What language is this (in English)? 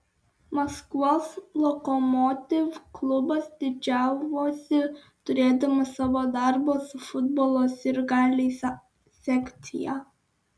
Lithuanian